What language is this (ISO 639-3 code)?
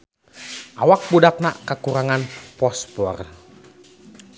sun